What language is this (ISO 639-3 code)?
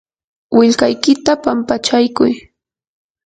qur